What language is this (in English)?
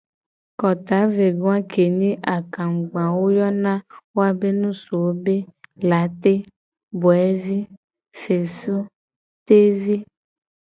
Gen